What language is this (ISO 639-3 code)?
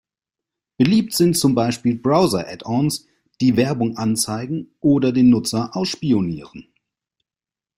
deu